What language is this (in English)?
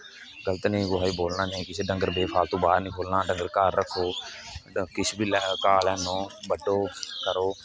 Dogri